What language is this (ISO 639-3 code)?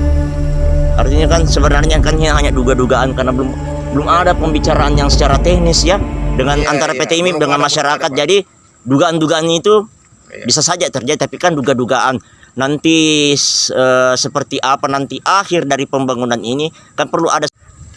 ind